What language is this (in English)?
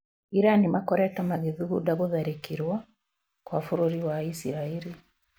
Kikuyu